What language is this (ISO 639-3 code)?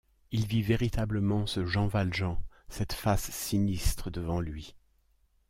fra